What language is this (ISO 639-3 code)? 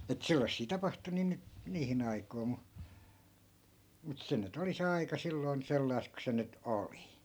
fin